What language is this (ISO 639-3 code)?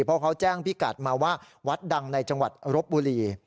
tha